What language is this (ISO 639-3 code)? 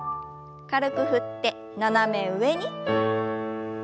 jpn